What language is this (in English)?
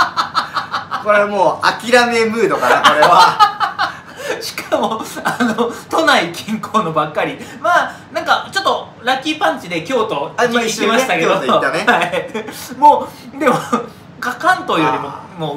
Japanese